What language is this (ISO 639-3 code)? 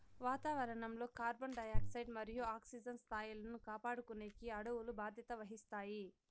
tel